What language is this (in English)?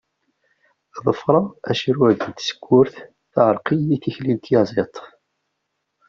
Kabyle